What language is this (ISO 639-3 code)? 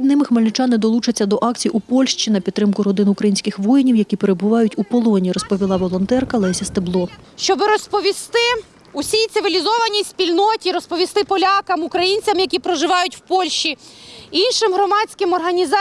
ukr